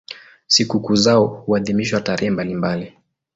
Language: Swahili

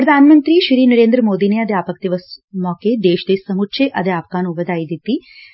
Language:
Punjabi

